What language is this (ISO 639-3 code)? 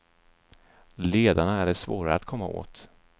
swe